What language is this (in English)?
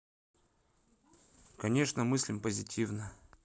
Russian